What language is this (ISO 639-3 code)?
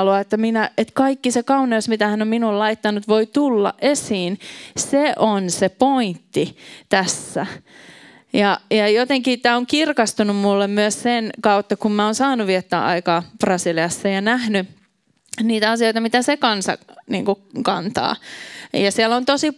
fin